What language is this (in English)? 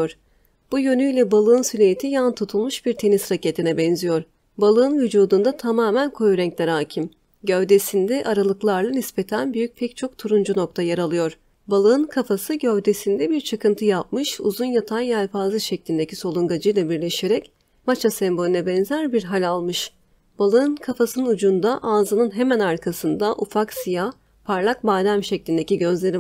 Turkish